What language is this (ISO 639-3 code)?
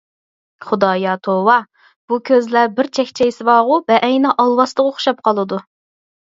uig